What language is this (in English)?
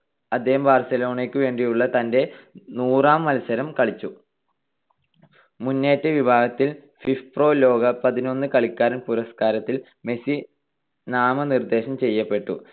Malayalam